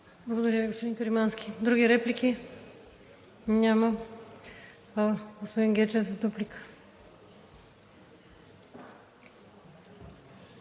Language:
Bulgarian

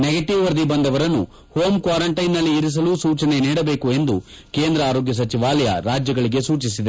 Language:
Kannada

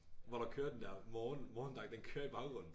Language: Danish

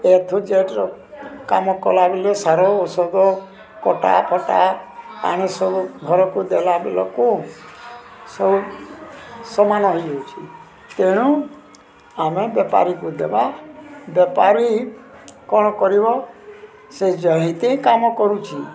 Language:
Odia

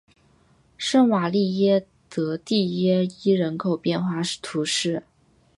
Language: Chinese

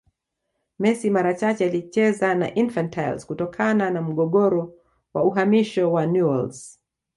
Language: Swahili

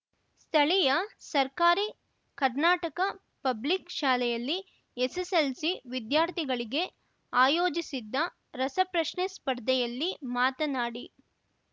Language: Kannada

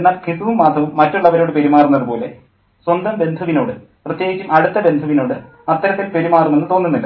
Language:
Malayalam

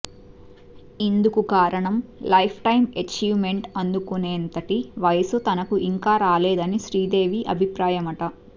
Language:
Telugu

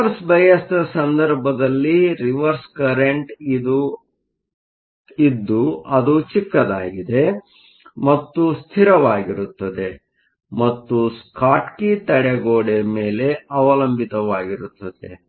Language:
Kannada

